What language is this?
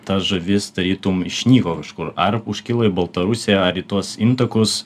Lithuanian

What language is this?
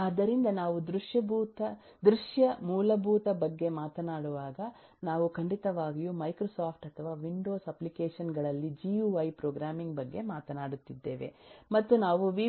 Kannada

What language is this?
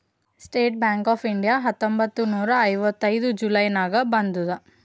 Kannada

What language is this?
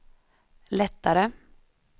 Swedish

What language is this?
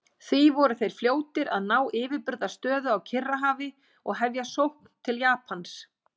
Icelandic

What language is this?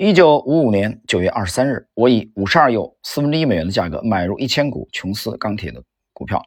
Chinese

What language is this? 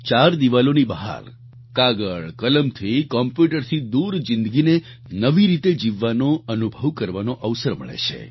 Gujarati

